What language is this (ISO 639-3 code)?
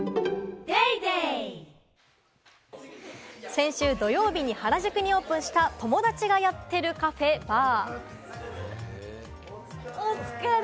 jpn